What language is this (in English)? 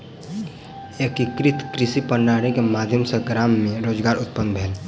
Maithili